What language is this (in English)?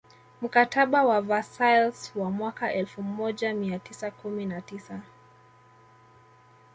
Swahili